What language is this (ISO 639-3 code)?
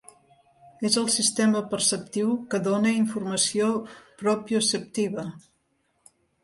cat